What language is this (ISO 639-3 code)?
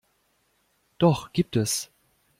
deu